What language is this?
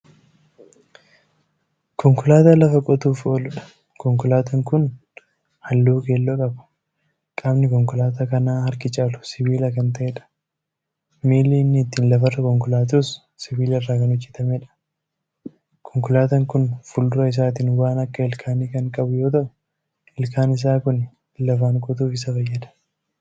Oromo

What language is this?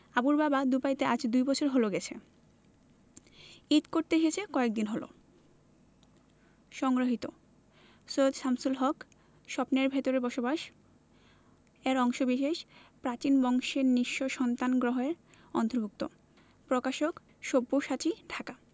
Bangla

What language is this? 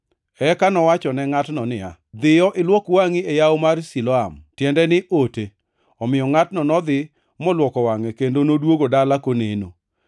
Luo (Kenya and Tanzania)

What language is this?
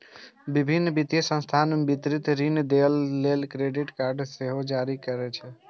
Maithili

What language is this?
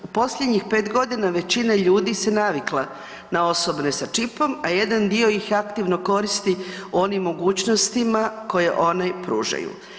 Croatian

